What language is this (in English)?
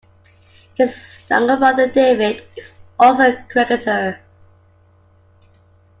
English